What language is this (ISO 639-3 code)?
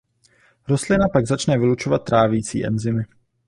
ces